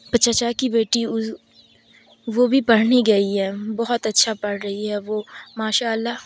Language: Urdu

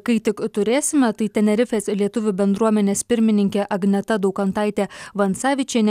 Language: Lithuanian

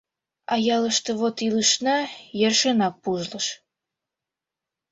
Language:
Mari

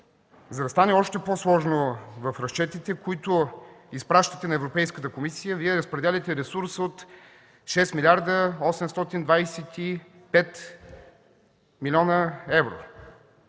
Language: Bulgarian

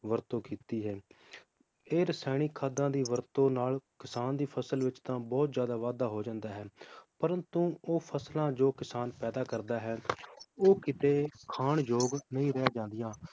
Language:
Punjabi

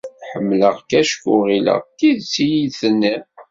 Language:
Kabyle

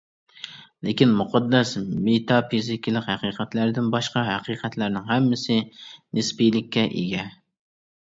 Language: Uyghur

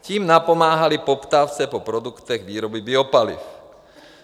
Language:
Czech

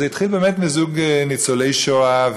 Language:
Hebrew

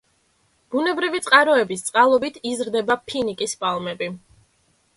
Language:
Georgian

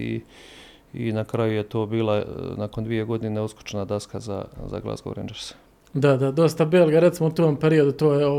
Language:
Croatian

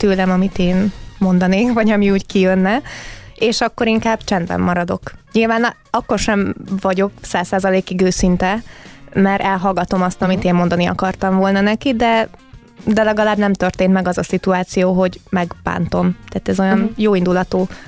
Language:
Hungarian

